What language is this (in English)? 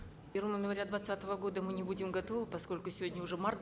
Kazakh